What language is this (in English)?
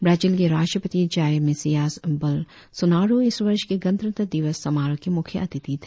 Hindi